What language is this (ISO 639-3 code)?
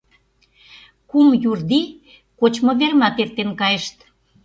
chm